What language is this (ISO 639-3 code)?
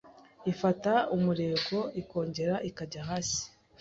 kin